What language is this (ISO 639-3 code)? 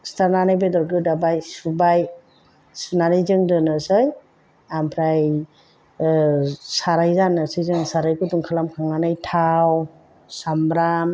brx